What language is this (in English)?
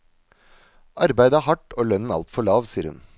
Norwegian